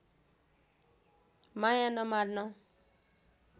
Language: Nepali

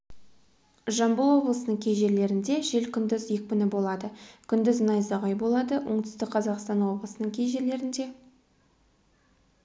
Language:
Kazakh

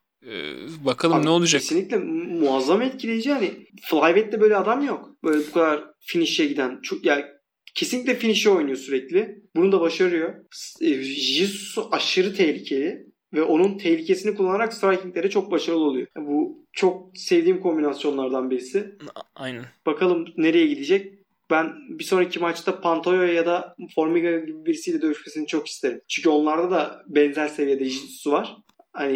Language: Turkish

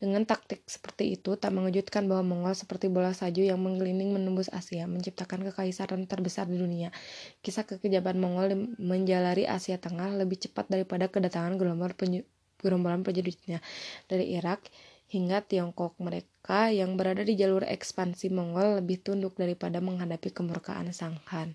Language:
Indonesian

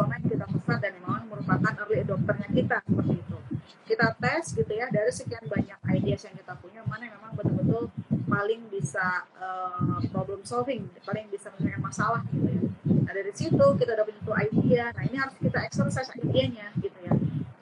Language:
Indonesian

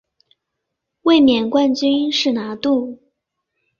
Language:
Chinese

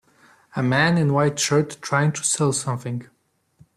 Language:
English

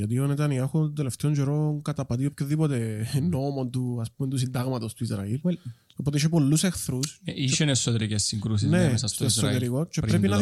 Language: Greek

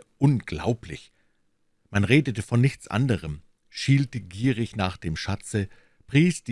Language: German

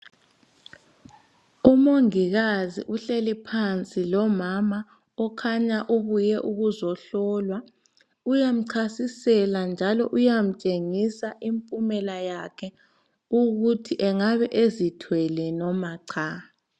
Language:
North Ndebele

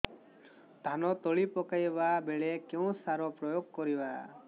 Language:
Odia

